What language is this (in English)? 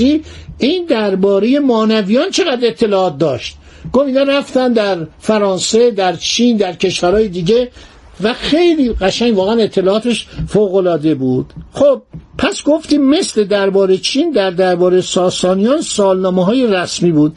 Persian